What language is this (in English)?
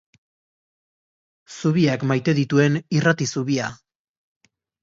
Basque